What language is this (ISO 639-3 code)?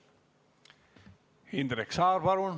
est